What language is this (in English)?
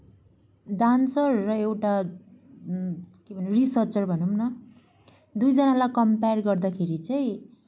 Nepali